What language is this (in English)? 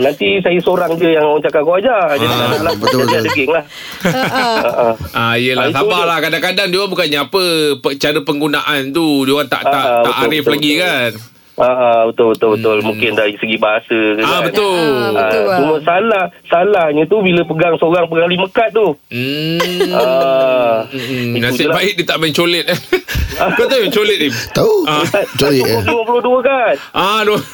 Malay